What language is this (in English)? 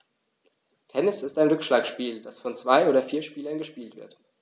German